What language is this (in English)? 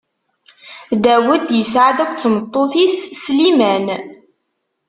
Kabyle